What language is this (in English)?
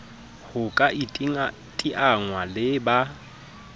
Southern Sotho